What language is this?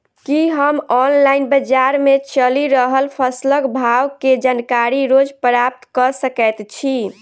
Maithili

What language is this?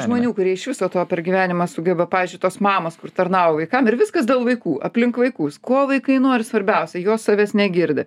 Lithuanian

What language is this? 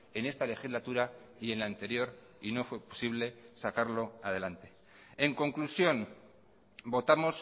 Spanish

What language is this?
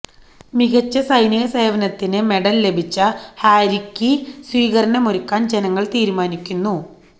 Malayalam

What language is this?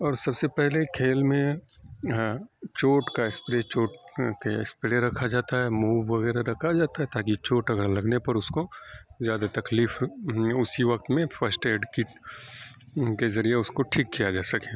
Urdu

